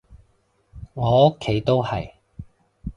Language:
Cantonese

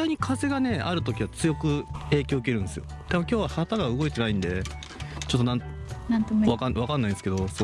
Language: Japanese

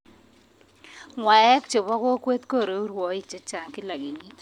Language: Kalenjin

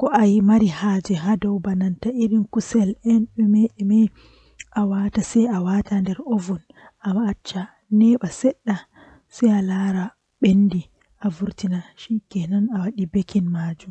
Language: Western Niger Fulfulde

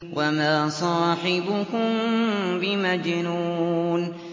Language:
Arabic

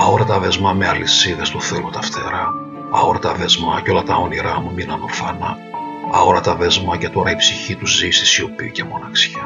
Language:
Greek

